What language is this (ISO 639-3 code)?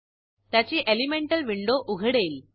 mar